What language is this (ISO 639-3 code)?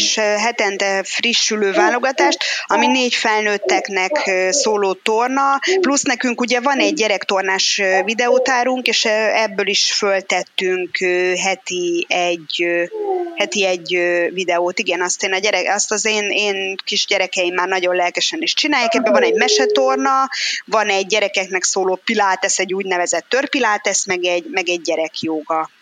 hun